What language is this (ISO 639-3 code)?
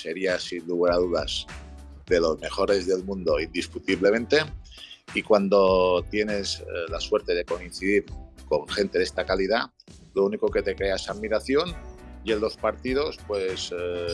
spa